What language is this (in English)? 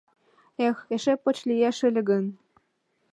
Mari